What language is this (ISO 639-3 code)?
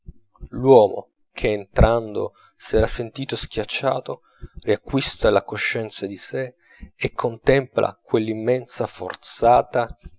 ita